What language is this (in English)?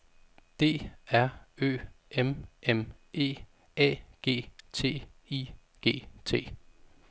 Danish